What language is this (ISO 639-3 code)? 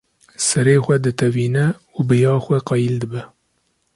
kur